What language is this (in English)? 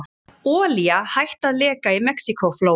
Icelandic